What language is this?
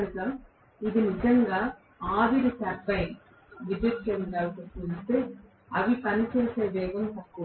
Telugu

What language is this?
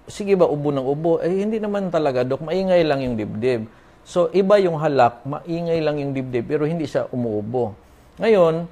Filipino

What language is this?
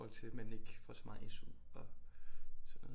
Danish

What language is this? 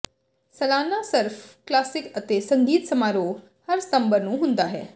Punjabi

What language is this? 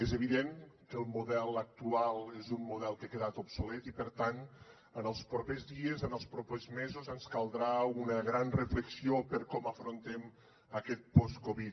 Catalan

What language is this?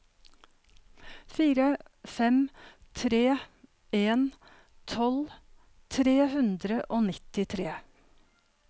Norwegian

